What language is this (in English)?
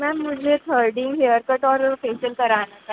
Hindi